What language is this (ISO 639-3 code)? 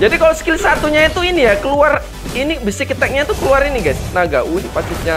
ind